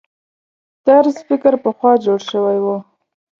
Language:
Pashto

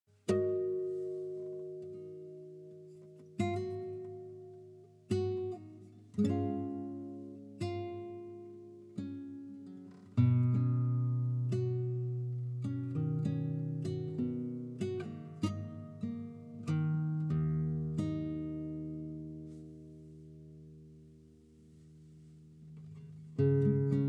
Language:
English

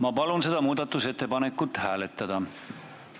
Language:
Estonian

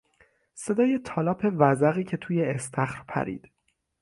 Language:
Persian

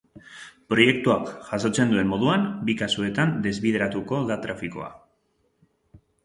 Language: Basque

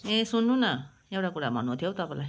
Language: Nepali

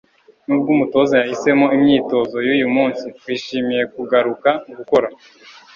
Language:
Kinyarwanda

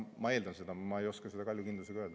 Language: Estonian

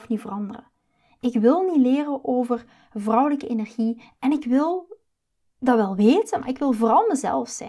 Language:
Dutch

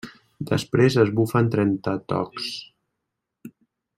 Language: Catalan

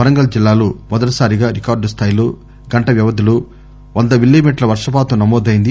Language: Telugu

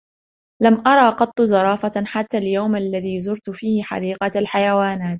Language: Arabic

